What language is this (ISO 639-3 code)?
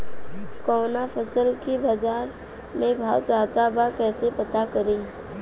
bho